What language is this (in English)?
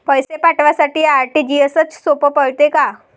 Marathi